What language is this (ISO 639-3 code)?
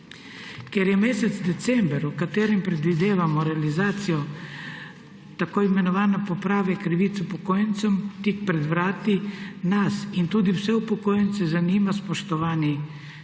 slv